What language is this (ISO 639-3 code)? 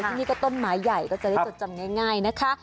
tha